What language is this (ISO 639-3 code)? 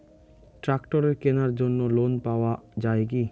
ben